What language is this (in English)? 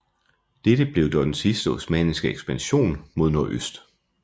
Danish